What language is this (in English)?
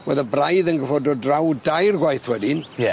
Welsh